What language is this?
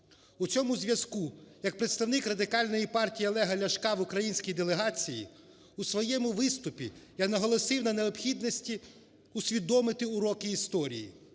Ukrainian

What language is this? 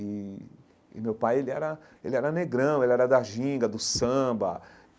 Portuguese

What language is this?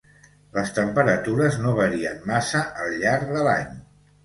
Catalan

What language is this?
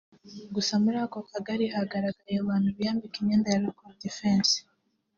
Kinyarwanda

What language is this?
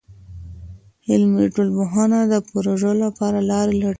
Pashto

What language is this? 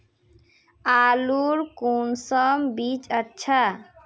Magahi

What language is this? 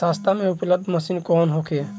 Bhojpuri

